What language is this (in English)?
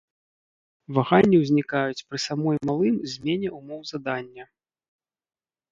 Belarusian